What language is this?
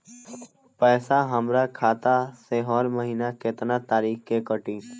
Bhojpuri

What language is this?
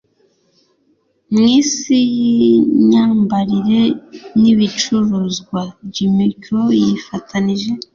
Kinyarwanda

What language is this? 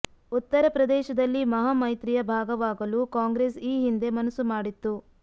Kannada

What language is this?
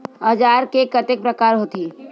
Chhattisgarhi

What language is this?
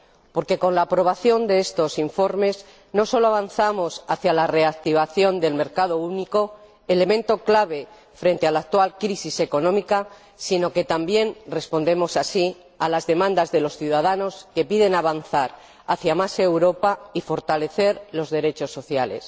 Spanish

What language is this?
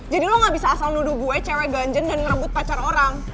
Indonesian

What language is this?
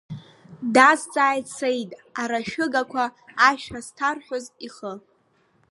Abkhazian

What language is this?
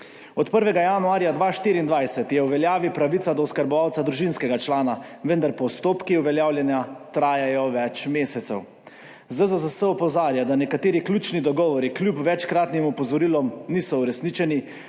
Slovenian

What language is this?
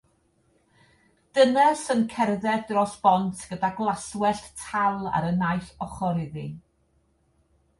Welsh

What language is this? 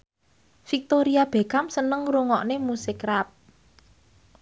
Javanese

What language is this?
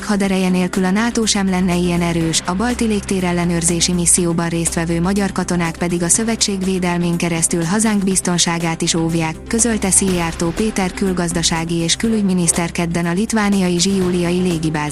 Hungarian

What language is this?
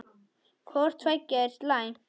Icelandic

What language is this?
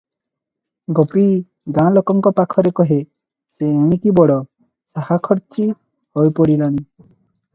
Odia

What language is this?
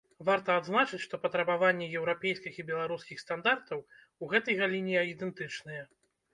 Belarusian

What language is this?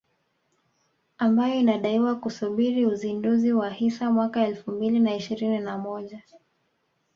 Swahili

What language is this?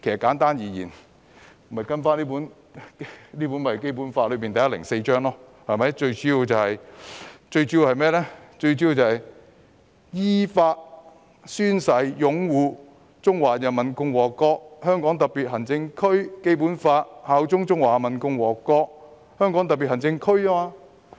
Cantonese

